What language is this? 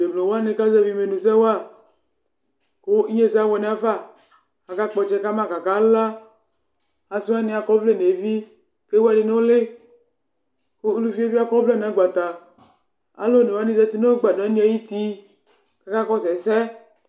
Ikposo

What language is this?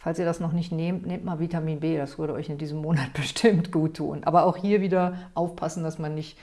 German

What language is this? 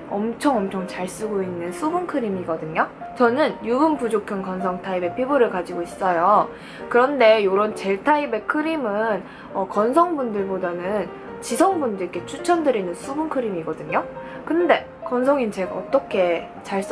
Korean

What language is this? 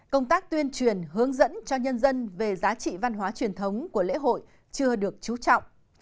Vietnamese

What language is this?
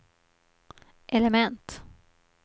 Swedish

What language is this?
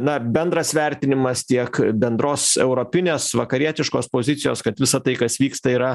Lithuanian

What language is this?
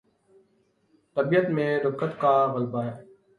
Urdu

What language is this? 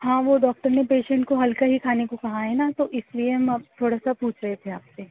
Urdu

